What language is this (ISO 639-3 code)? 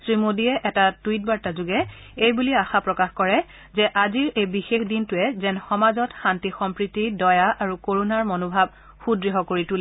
asm